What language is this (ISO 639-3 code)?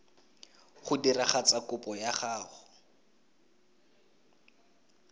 tsn